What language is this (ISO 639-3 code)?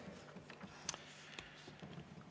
est